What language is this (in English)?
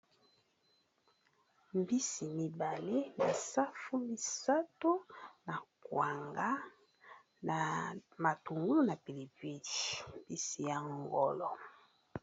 Lingala